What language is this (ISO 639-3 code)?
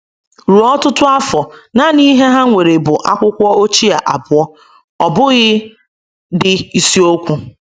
ibo